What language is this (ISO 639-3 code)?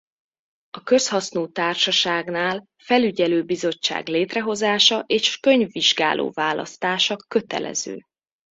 hun